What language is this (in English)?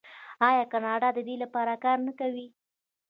Pashto